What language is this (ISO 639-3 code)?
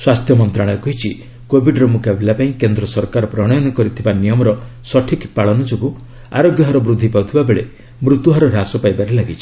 ori